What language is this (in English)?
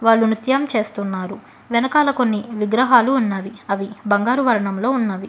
Telugu